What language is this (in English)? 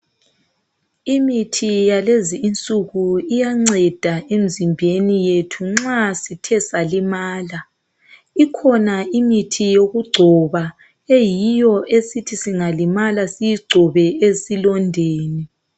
North Ndebele